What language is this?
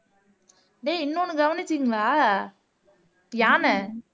Tamil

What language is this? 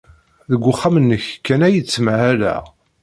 Kabyle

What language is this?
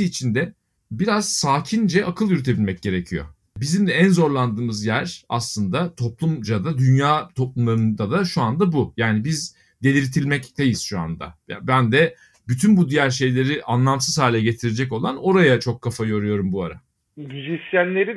Turkish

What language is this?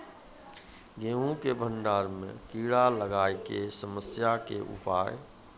Maithili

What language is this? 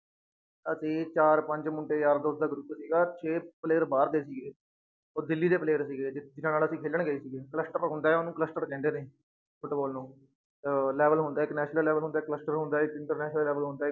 Punjabi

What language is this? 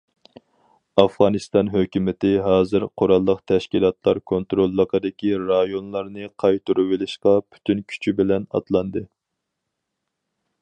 Uyghur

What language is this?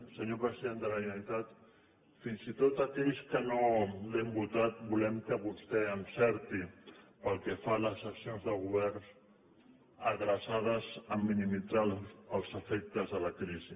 Catalan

